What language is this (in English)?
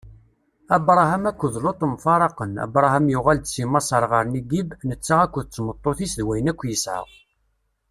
Kabyle